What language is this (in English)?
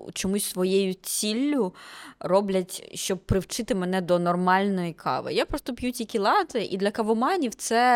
Ukrainian